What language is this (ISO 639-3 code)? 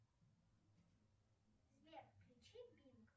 rus